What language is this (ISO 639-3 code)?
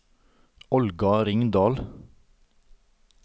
nor